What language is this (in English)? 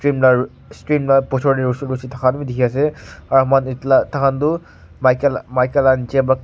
Naga Pidgin